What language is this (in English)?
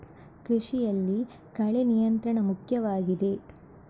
Kannada